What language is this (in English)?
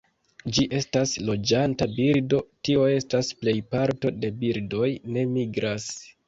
Esperanto